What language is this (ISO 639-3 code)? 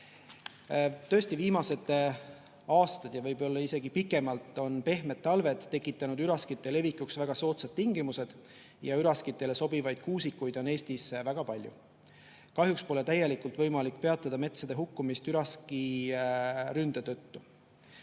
est